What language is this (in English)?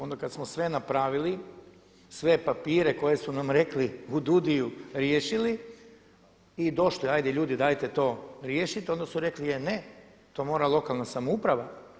Croatian